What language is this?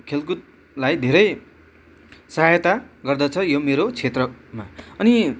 Nepali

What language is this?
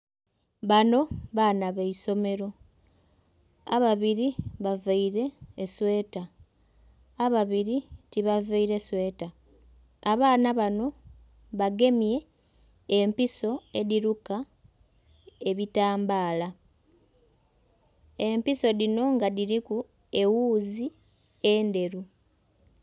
Soga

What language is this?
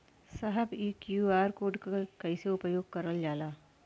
Bhojpuri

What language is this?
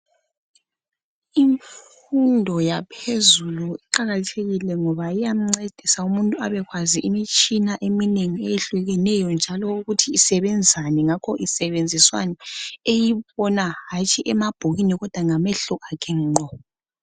North Ndebele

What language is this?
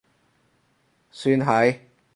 Cantonese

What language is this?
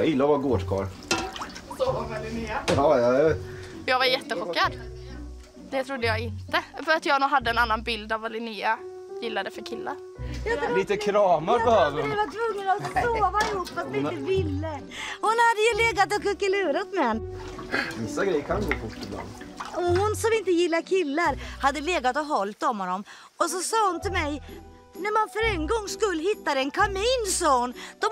Swedish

